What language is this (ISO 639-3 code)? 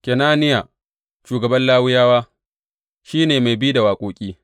hau